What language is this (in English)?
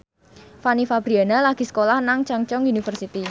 Javanese